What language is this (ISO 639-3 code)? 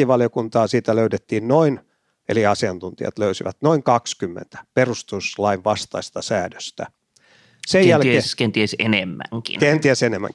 fin